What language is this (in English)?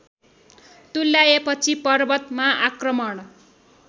Nepali